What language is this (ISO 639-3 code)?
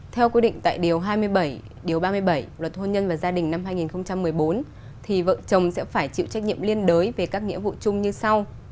vie